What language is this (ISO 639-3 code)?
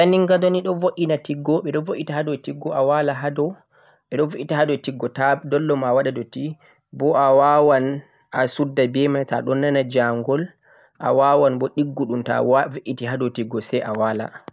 fuq